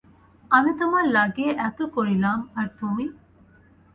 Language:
Bangla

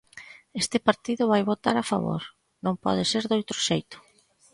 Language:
Galician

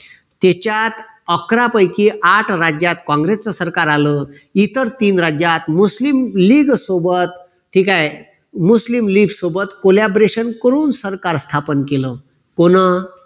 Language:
Marathi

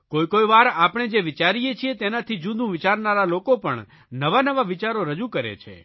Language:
Gujarati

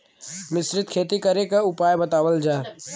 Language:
Bhojpuri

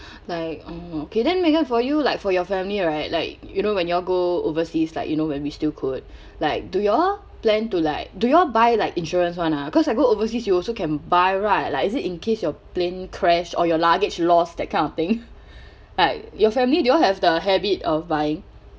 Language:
English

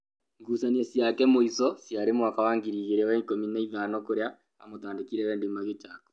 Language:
Kikuyu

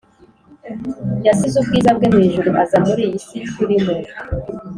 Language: Kinyarwanda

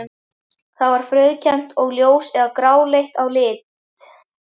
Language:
Icelandic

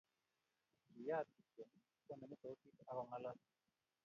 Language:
Kalenjin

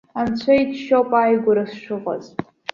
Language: Abkhazian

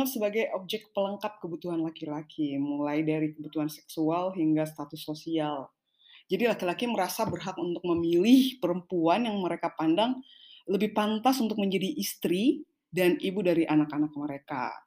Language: Indonesian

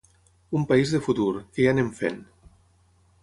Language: Catalan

